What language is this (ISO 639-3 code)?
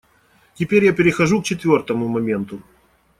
rus